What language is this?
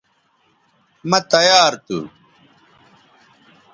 Bateri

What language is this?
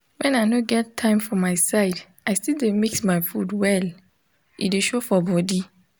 Nigerian Pidgin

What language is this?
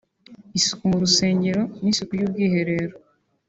Kinyarwanda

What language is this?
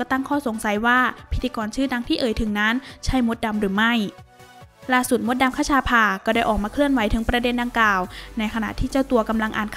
Thai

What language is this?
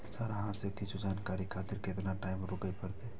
Maithili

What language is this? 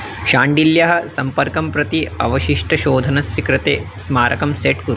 Sanskrit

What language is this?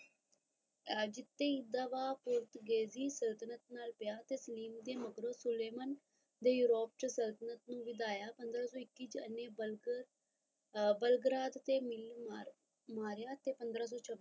Punjabi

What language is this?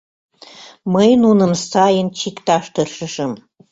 Mari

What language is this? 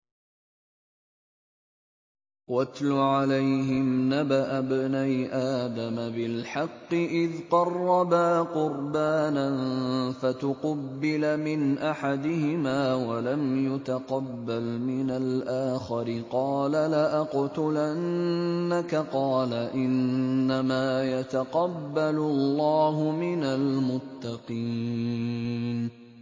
Arabic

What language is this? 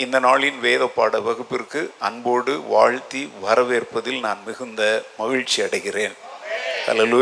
Tamil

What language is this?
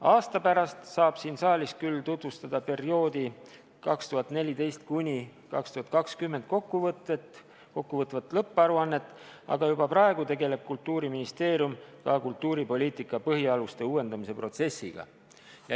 Estonian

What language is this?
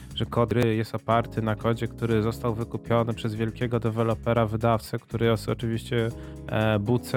Polish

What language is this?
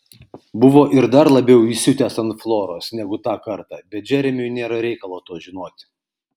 Lithuanian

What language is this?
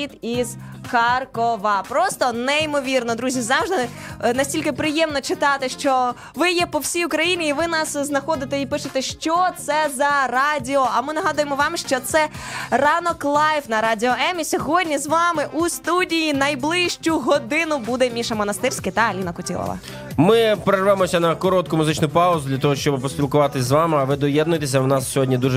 Ukrainian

